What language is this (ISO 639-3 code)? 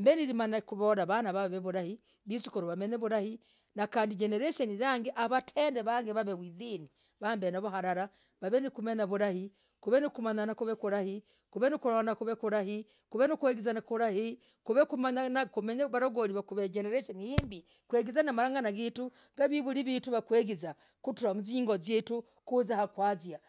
rag